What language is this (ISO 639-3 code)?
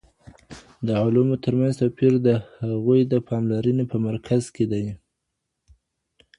pus